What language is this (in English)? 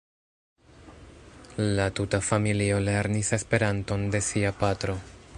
Esperanto